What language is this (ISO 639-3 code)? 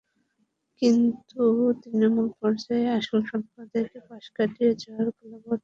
ben